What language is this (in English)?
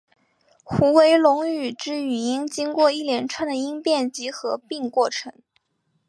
Chinese